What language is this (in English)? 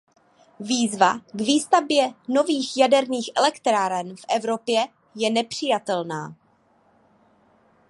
Czech